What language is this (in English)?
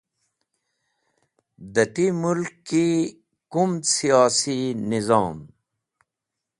Wakhi